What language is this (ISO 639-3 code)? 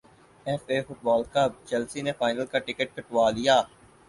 urd